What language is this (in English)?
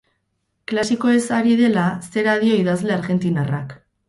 Basque